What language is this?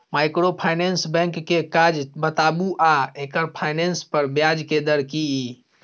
Maithili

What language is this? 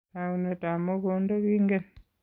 Kalenjin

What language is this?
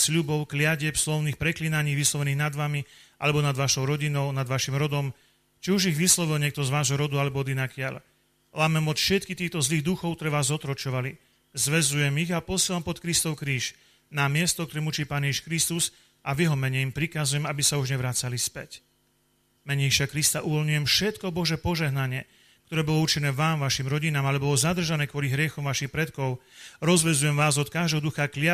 Slovak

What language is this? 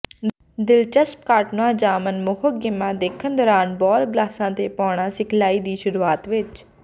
Punjabi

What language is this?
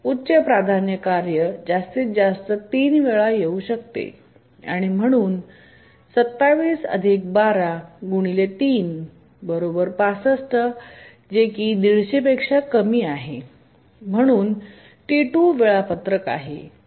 Marathi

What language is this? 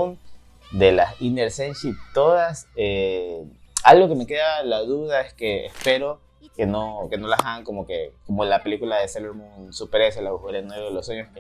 Spanish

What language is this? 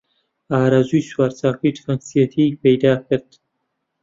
Central Kurdish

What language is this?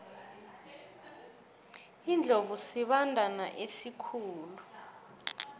South Ndebele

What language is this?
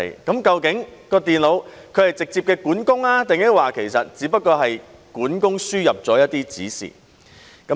Cantonese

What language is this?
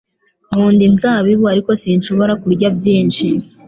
Kinyarwanda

